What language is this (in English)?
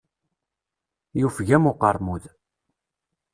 Kabyle